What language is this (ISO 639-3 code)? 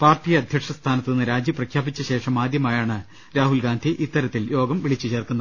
mal